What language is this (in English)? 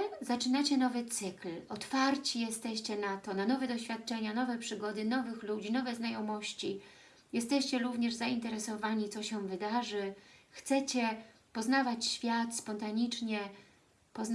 Polish